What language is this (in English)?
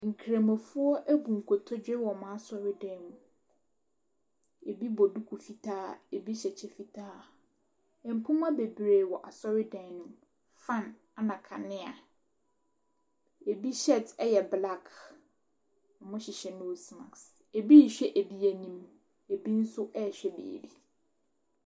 Akan